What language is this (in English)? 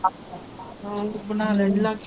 Punjabi